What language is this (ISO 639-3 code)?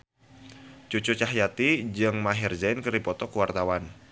sun